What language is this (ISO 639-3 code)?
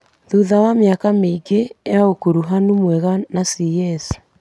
kik